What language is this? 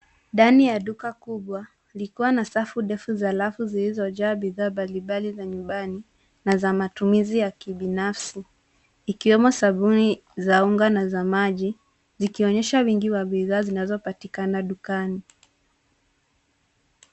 Swahili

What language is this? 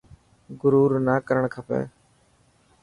Dhatki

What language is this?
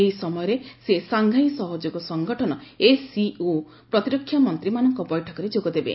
Odia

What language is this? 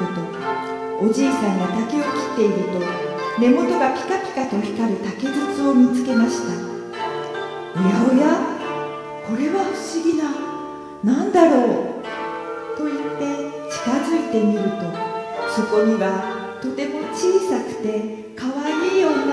Japanese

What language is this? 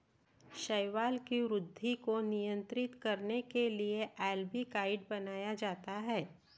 Marathi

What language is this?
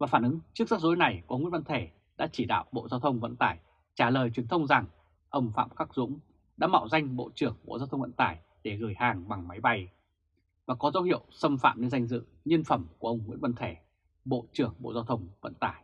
Vietnamese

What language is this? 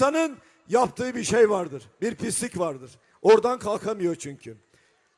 Turkish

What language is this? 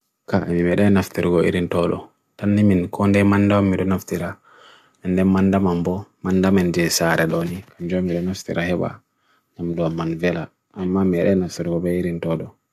Bagirmi Fulfulde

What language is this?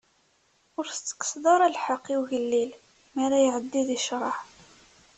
Kabyle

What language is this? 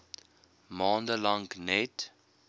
Afrikaans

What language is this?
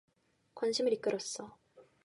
Korean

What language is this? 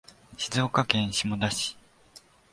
Japanese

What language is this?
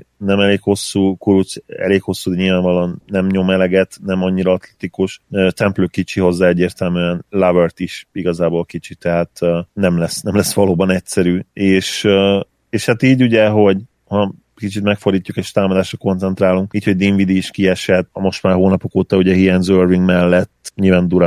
Hungarian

